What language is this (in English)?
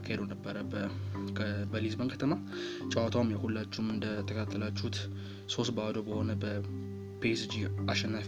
Amharic